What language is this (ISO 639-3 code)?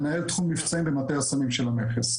heb